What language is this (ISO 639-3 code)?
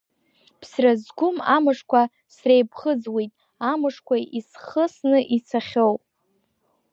abk